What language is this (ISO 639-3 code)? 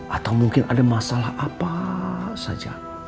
ind